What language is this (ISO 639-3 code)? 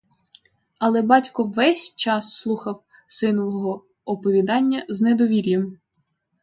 ukr